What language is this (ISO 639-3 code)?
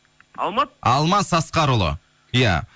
kaz